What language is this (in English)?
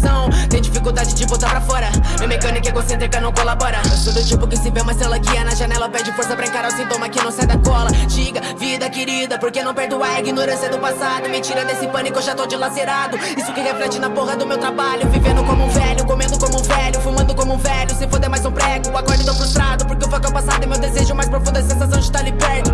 Portuguese